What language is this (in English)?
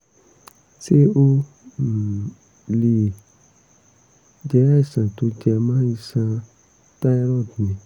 Yoruba